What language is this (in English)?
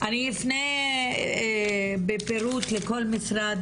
Hebrew